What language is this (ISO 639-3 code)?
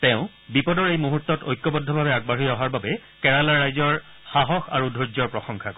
asm